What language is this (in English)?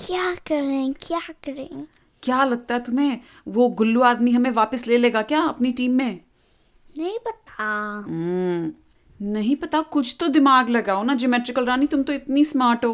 Hindi